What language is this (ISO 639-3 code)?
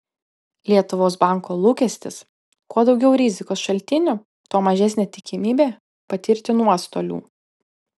lit